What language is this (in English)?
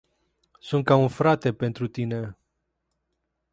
Romanian